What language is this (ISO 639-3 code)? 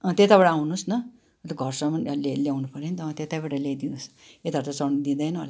nep